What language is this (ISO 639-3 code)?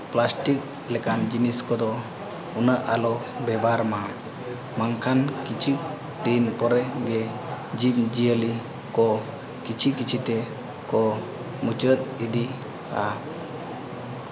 sat